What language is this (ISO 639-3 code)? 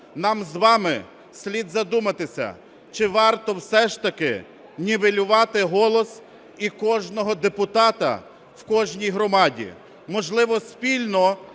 ukr